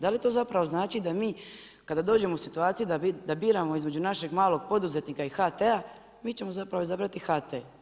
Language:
Croatian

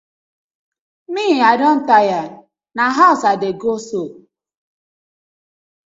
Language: Nigerian Pidgin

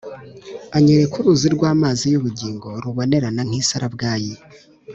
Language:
Kinyarwanda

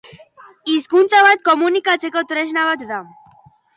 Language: Basque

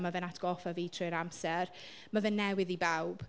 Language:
Welsh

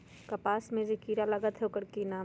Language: Magahi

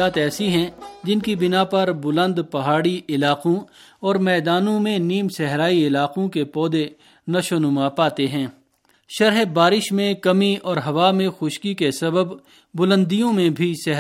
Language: Urdu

